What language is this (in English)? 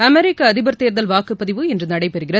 Tamil